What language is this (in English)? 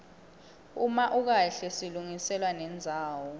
Swati